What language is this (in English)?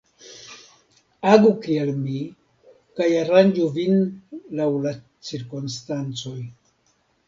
Esperanto